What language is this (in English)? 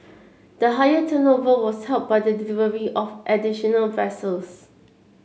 English